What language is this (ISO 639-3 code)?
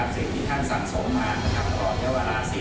tha